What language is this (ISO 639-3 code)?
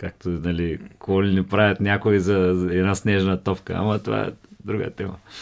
bul